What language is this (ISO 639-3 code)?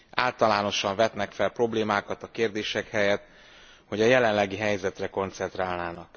hun